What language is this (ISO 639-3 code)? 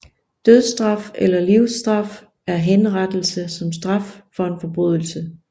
dan